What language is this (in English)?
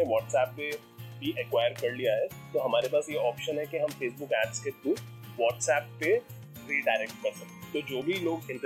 Hindi